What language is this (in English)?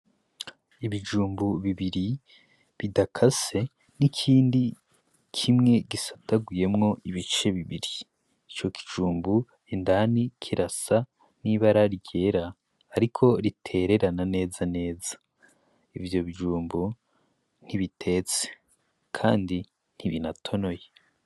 Rundi